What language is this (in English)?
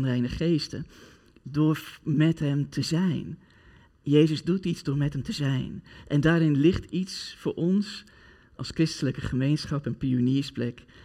Dutch